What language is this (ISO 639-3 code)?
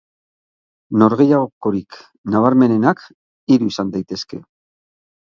eus